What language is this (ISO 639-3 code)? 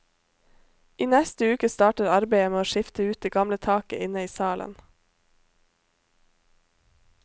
nor